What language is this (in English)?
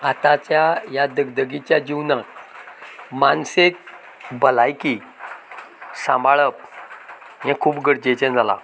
Konkani